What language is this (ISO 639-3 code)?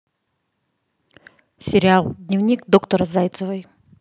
rus